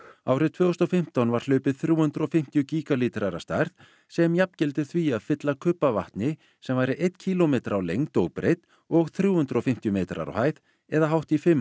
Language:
Icelandic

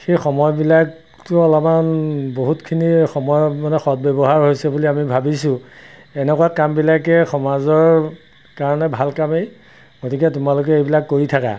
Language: Assamese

